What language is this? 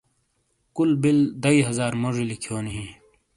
Shina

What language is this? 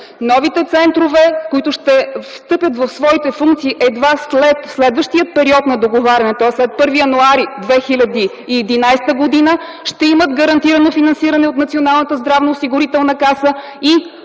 Bulgarian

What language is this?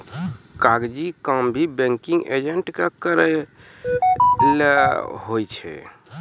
Maithili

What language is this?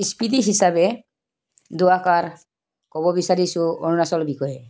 Assamese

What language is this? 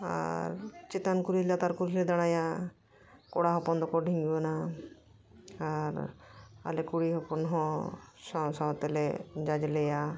Santali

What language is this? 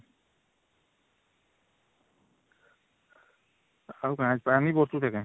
Odia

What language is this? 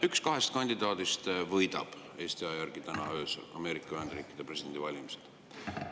Estonian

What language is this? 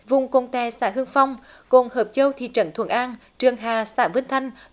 Vietnamese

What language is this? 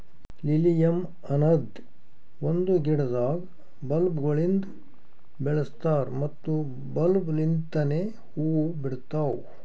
Kannada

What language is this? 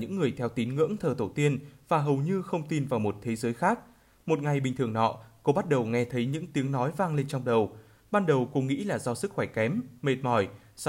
Vietnamese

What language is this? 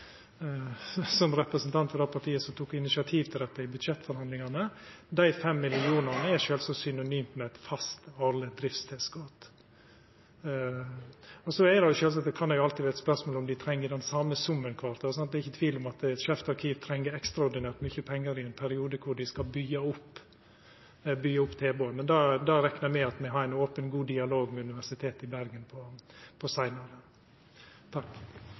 Norwegian Nynorsk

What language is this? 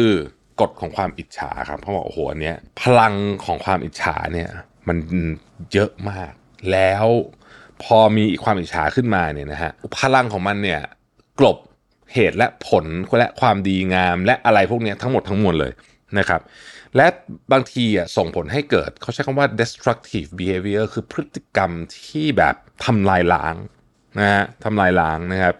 Thai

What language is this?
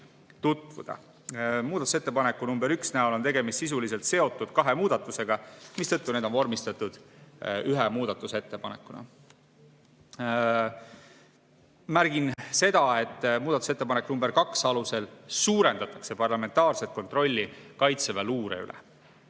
Estonian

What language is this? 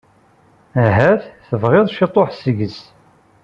Kabyle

